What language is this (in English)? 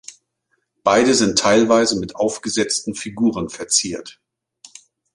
German